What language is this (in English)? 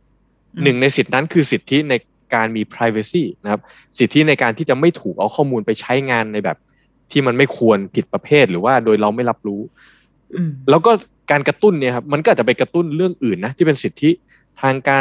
Thai